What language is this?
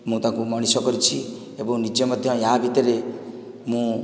Odia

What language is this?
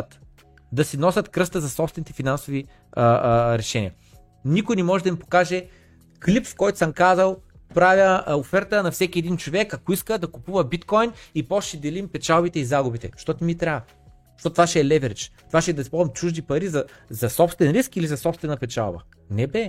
Bulgarian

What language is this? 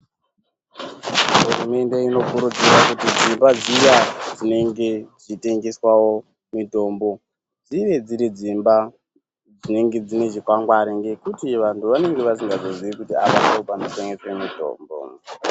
Ndau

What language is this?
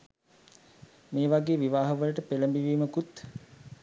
Sinhala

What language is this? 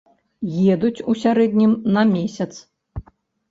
Belarusian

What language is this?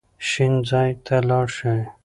Pashto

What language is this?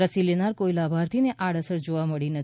Gujarati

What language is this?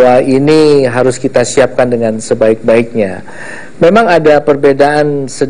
Indonesian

